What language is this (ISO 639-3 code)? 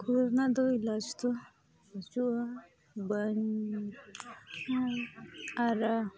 sat